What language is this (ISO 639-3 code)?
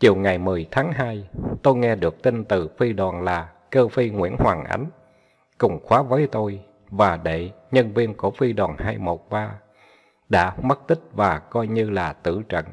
vie